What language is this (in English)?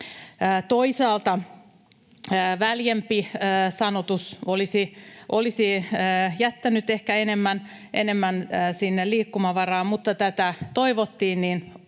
Finnish